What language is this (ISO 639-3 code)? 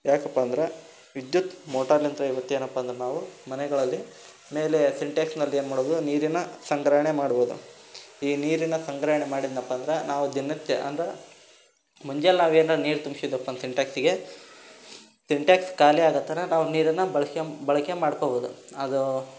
kan